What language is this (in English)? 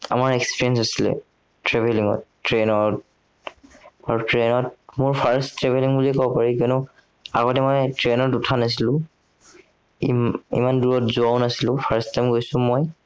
Assamese